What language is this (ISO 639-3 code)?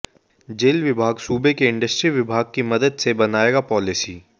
hin